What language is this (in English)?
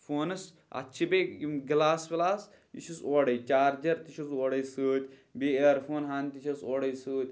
Kashmiri